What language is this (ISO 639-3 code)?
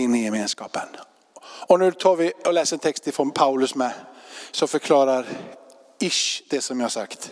swe